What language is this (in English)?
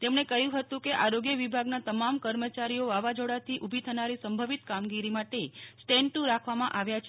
Gujarati